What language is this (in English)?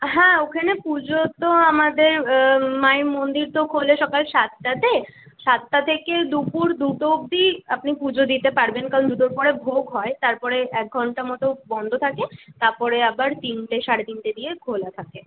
Bangla